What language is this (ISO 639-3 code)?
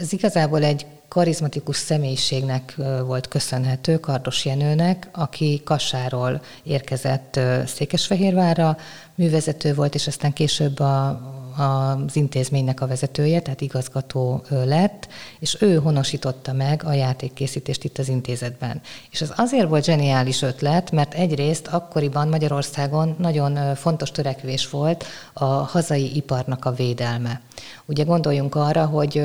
hun